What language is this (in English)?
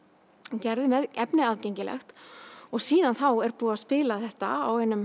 Icelandic